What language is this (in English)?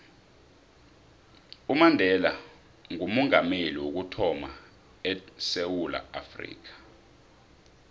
South Ndebele